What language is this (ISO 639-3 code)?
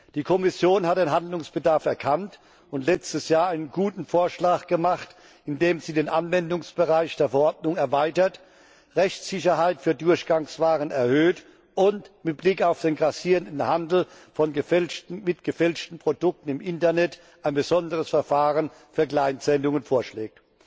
deu